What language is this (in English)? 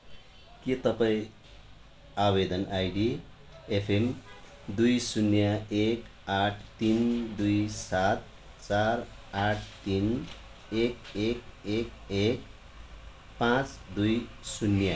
Nepali